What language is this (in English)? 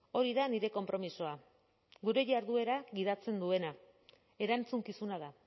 Basque